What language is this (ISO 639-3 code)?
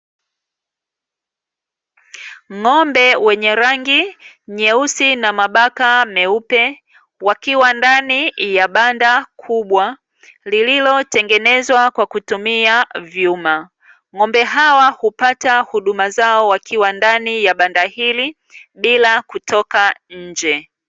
swa